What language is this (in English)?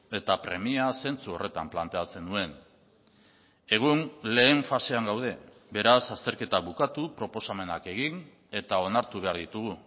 Basque